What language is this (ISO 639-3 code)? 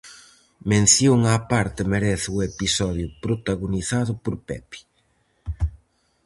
glg